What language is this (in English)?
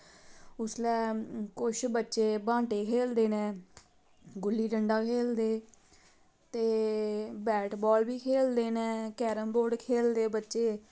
Dogri